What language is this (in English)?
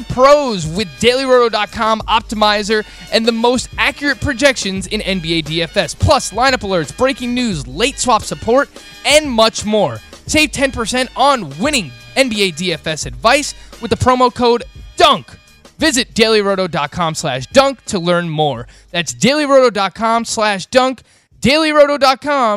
English